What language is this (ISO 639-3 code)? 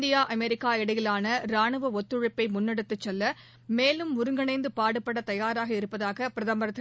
tam